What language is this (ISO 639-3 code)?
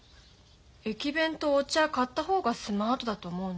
jpn